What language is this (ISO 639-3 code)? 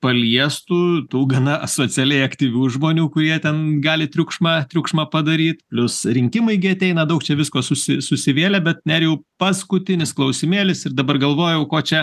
lit